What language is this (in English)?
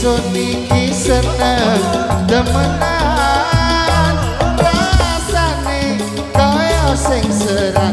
Indonesian